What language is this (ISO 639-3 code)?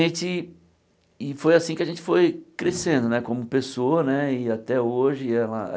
por